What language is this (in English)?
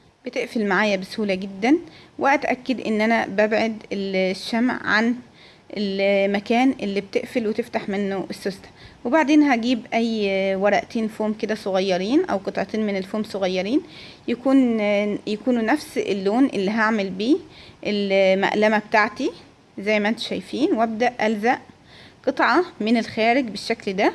Arabic